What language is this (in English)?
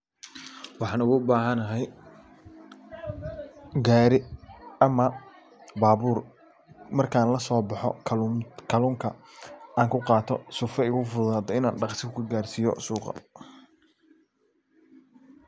Somali